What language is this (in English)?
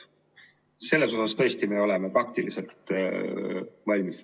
Estonian